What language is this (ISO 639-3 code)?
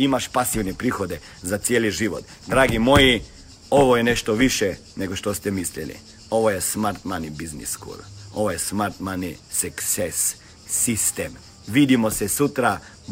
hrv